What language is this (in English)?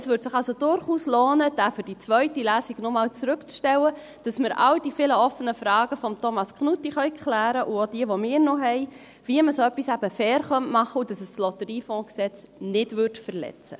Swiss German